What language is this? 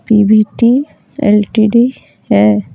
Hindi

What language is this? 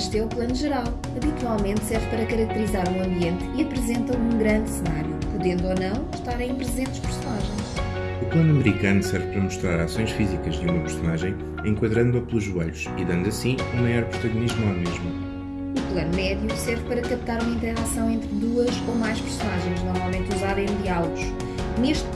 Portuguese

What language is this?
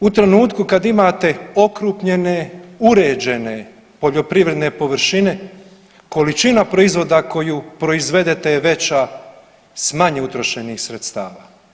Croatian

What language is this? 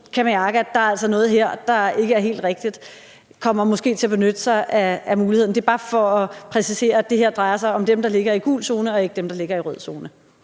Danish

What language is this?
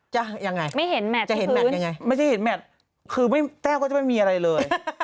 Thai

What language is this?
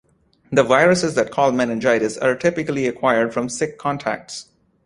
English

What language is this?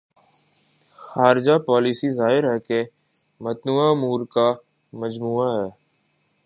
Urdu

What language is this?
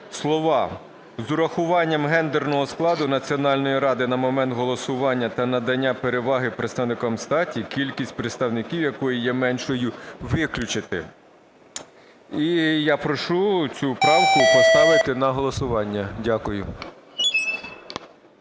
Ukrainian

